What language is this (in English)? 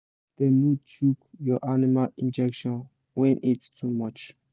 Nigerian Pidgin